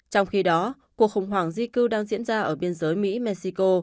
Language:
Vietnamese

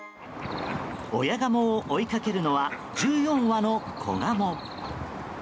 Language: Japanese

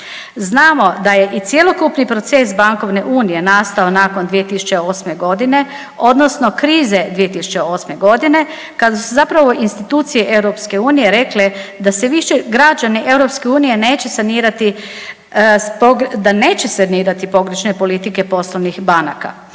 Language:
Croatian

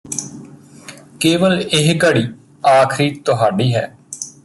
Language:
Punjabi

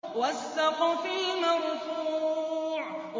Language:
Arabic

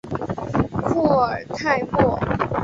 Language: Chinese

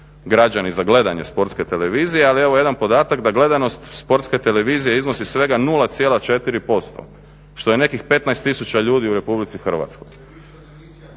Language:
Croatian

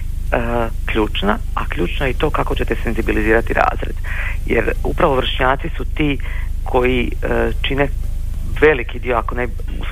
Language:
Croatian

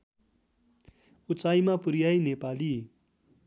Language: Nepali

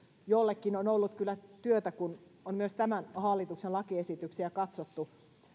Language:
Finnish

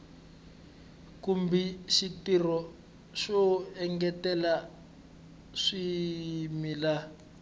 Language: Tsonga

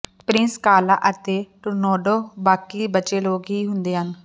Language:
Punjabi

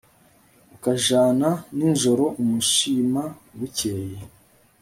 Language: Kinyarwanda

